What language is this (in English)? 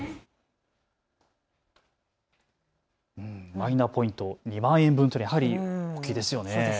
Japanese